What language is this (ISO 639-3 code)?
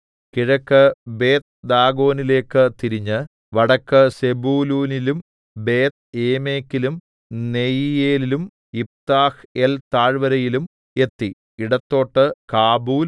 mal